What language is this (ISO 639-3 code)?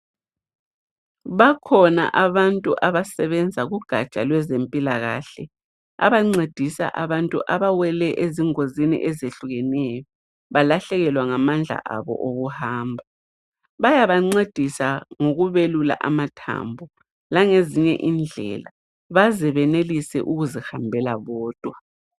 nde